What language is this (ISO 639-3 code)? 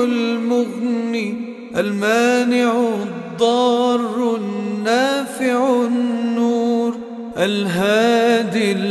ara